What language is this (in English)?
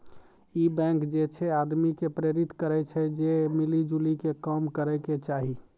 Maithili